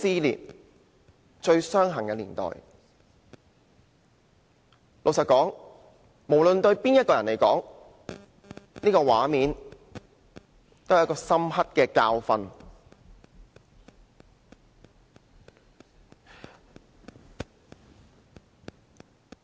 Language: Cantonese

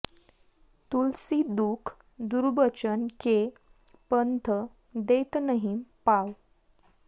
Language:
Sanskrit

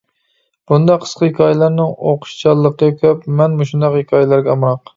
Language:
Uyghur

